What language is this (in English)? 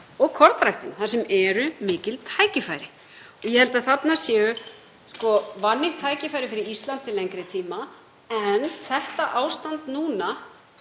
Icelandic